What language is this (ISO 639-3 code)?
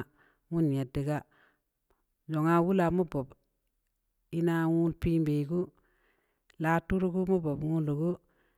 ndi